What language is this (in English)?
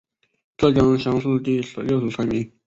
Chinese